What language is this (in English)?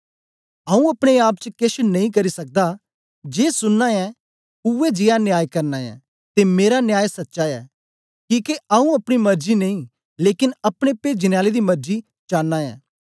Dogri